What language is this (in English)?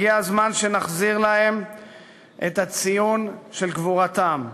Hebrew